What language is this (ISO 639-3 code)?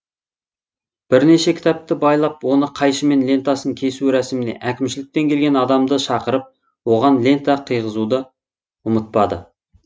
kaz